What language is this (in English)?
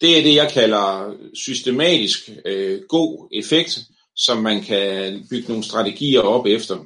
Danish